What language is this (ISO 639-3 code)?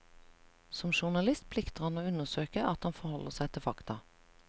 nor